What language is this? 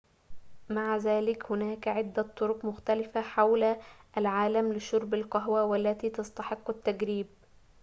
Arabic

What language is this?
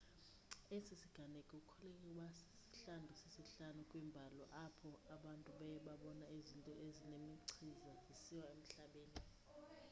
Xhosa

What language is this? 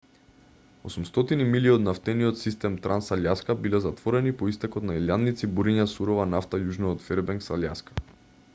Macedonian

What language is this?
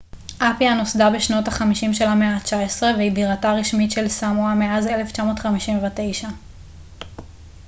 Hebrew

